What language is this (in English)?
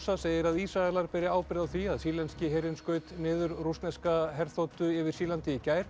Icelandic